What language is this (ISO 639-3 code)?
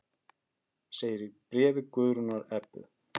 isl